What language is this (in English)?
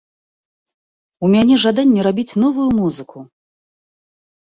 Belarusian